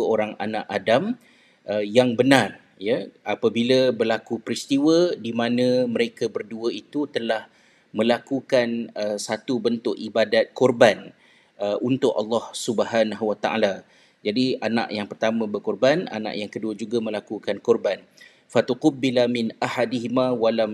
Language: Malay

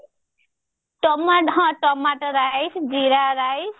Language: Odia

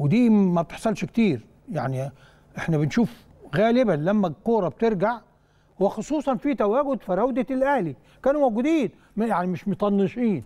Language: Arabic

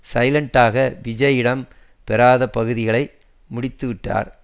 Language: Tamil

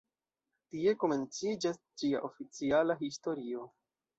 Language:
Esperanto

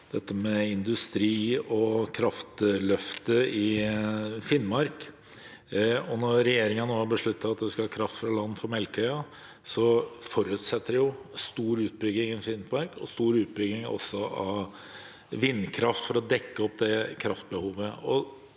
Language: Norwegian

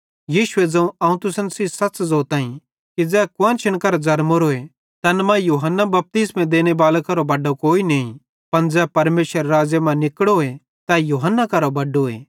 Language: Bhadrawahi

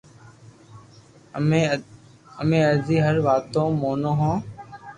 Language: Loarki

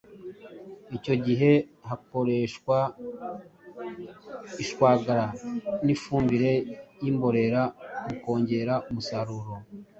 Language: Kinyarwanda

